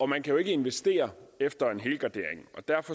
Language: Danish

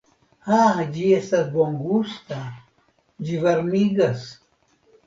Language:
Esperanto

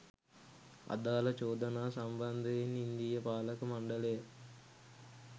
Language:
Sinhala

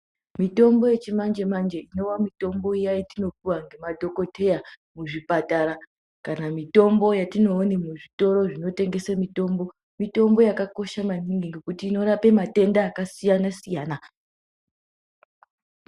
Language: Ndau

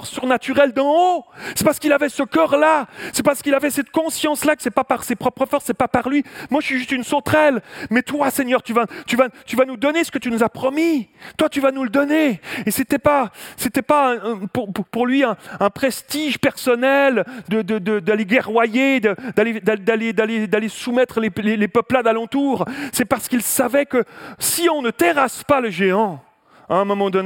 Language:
French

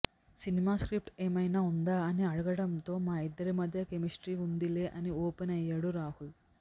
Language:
Telugu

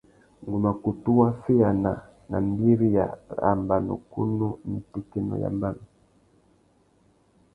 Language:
Tuki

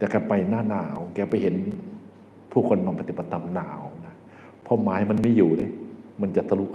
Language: Thai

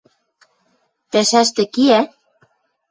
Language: Western Mari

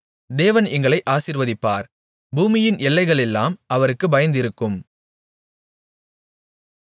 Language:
Tamil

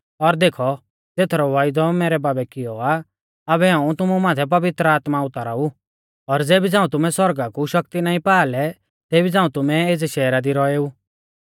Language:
Mahasu Pahari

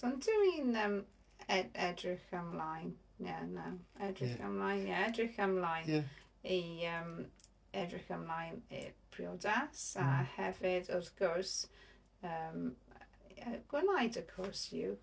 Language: Welsh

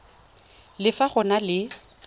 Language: Tswana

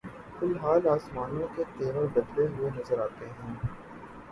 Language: Urdu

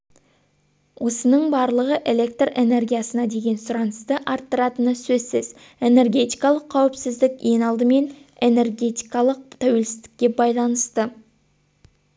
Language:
Kazakh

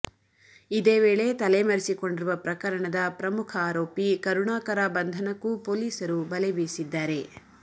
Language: Kannada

